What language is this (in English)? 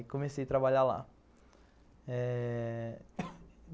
Portuguese